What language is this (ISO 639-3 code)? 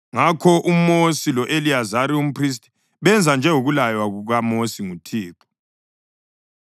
nde